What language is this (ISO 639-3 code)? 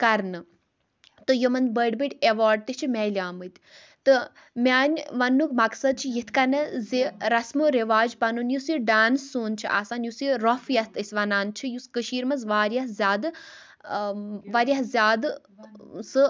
kas